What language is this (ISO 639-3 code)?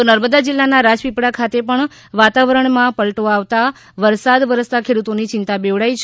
guj